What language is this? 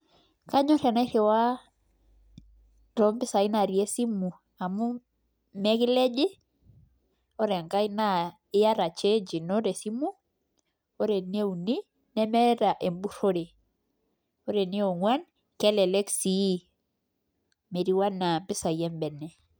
Masai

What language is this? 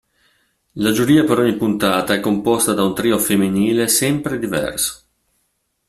Italian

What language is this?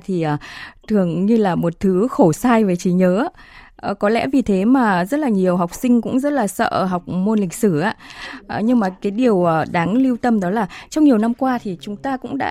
Vietnamese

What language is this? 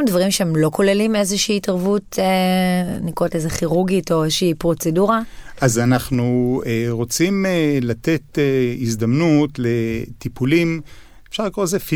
Hebrew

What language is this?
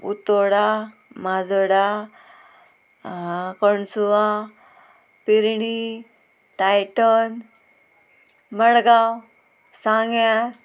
Konkani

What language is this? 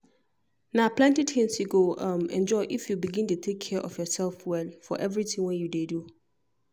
Nigerian Pidgin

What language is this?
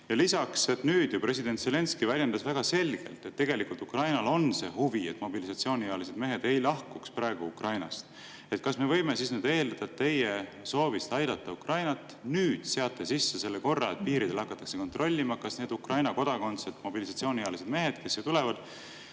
Estonian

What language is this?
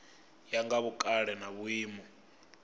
Venda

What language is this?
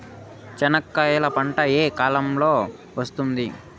Telugu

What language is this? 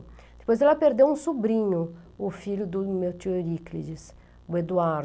Portuguese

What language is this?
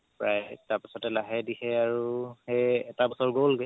Assamese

